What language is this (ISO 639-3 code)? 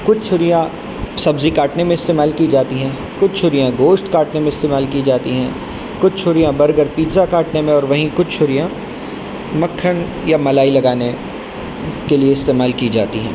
urd